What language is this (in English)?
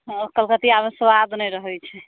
Maithili